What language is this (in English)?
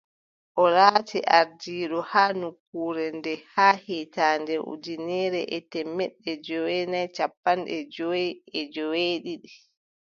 Adamawa Fulfulde